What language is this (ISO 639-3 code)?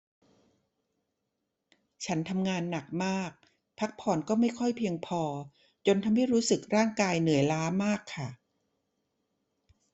tha